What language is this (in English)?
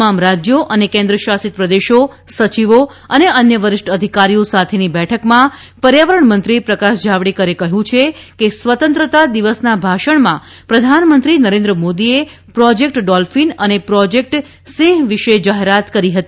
Gujarati